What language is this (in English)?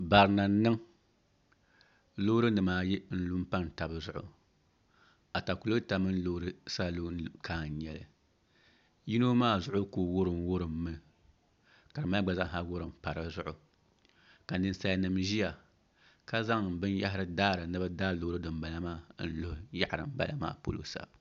Dagbani